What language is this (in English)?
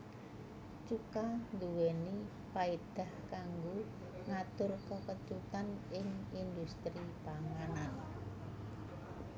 Javanese